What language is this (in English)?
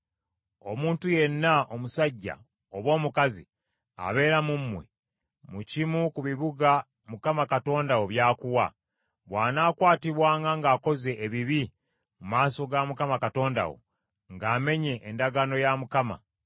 Ganda